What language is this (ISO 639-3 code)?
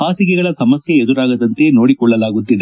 kan